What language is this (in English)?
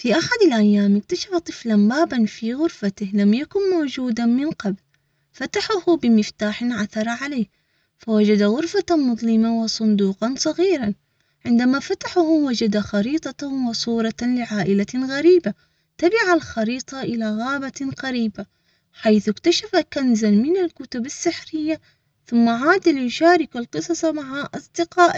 Omani Arabic